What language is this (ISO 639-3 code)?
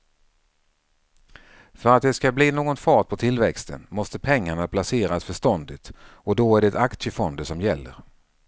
swe